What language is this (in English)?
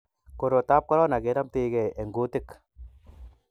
Kalenjin